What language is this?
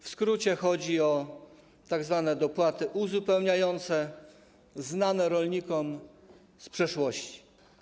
Polish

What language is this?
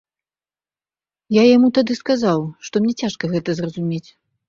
Belarusian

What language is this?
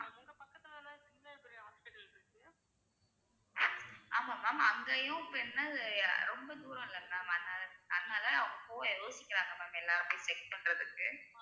Tamil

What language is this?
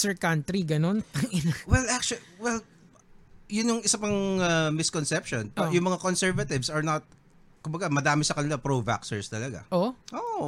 Filipino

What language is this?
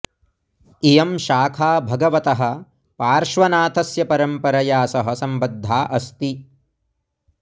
Sanskrit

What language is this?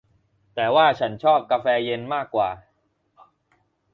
Thai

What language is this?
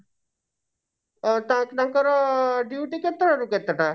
Odia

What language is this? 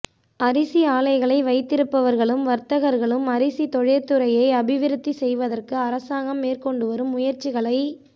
Tamil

